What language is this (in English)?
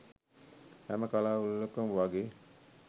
Sinhala